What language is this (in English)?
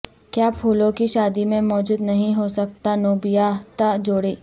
Urdu